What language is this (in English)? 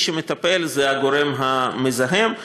Hebrew